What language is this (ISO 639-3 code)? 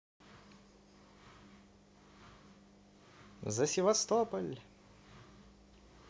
rus